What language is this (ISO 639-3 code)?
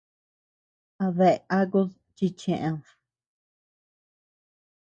cux